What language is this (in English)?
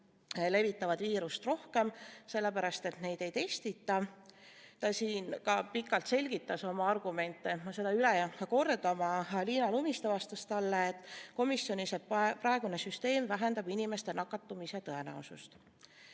Estonian